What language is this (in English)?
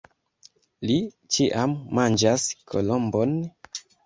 Esperanto